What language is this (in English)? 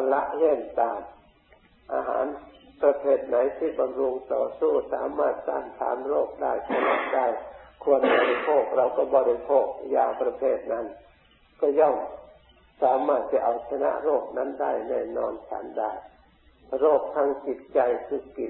Thai